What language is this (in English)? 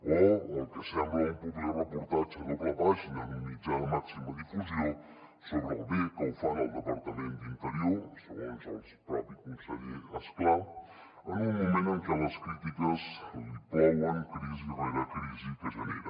Catalan